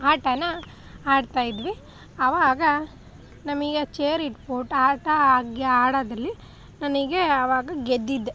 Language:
Kannada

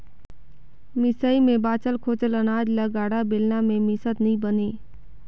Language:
Chhattisgarhi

